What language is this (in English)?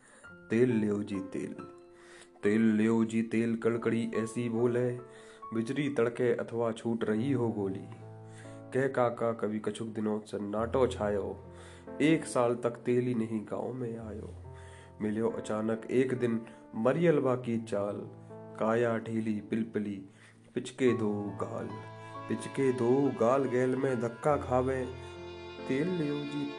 Hindi